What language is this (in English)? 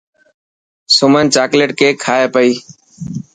Dhatki